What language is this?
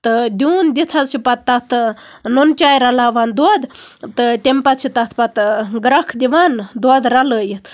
Kashmiri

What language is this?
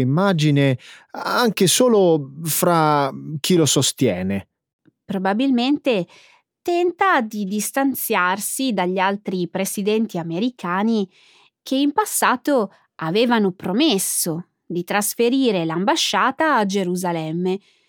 Italian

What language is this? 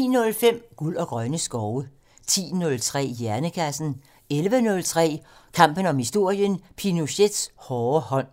Danish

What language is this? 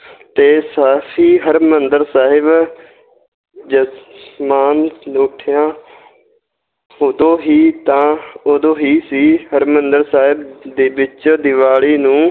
Punjabi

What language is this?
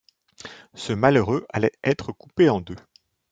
French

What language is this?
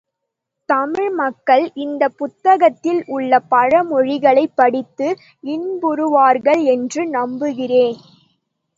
Tamil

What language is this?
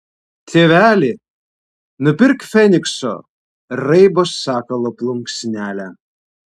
Lithuanian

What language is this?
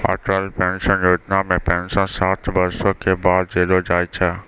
Maithili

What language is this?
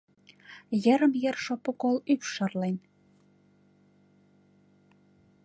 Mari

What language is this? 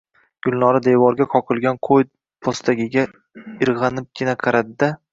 Uzbek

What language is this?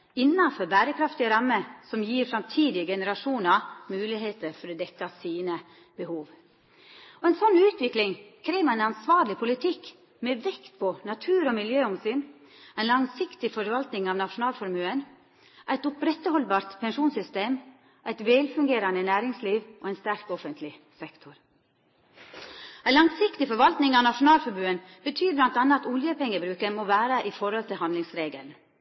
Norwegian Nynorsk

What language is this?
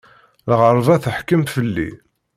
Kabyle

